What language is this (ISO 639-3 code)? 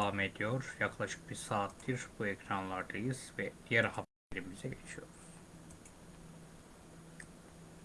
tur